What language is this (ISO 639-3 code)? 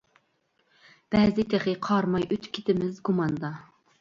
uig